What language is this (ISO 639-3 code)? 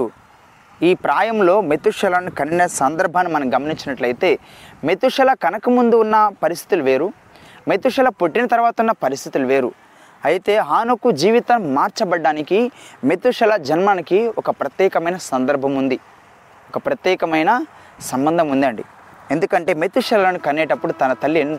tel